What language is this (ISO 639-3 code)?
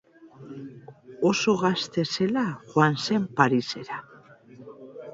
eus